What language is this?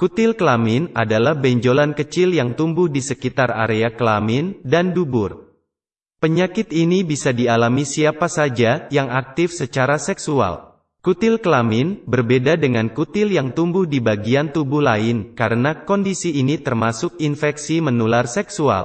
Indonesian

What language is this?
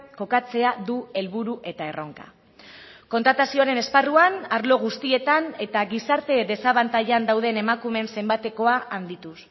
Basque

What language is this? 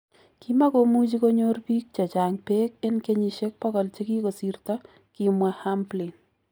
Kalenjin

